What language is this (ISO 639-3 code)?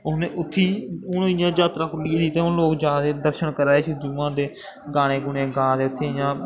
doi